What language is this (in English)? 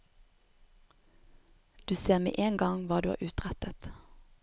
Norwegian